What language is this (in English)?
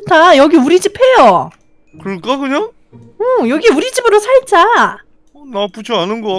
Korean